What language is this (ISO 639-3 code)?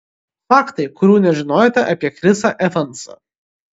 lit